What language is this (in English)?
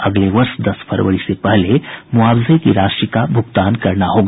Hindi